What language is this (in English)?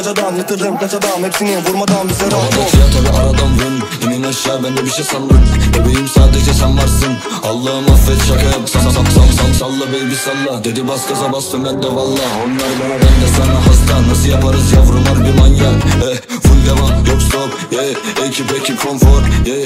Turkish